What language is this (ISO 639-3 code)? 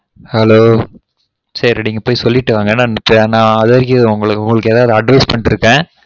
tam